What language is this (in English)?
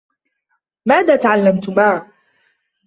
Arabic